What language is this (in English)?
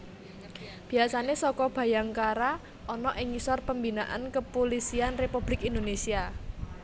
Javanese